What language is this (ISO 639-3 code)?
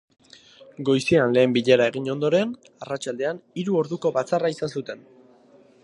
eus